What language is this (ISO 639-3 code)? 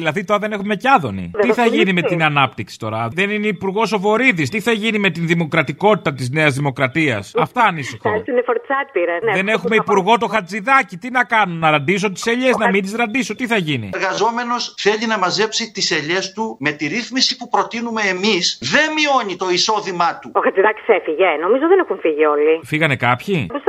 ell